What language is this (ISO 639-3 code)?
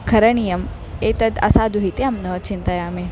san